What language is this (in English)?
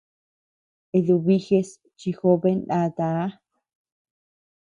Tepeuxila Cuicatec